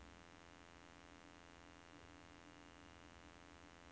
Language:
Norwegian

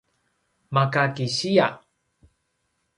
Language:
Paiwan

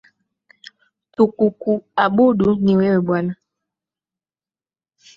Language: Swahili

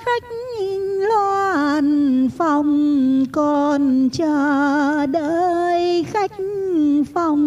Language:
Vietnamese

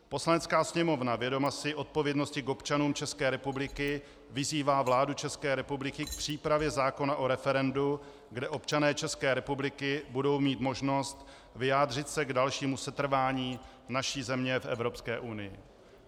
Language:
Czech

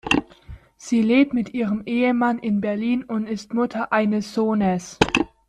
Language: German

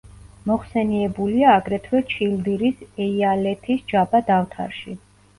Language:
Georgian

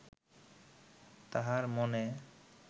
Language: Bangla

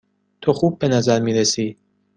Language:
Persian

